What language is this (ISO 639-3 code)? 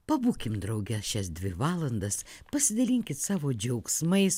lit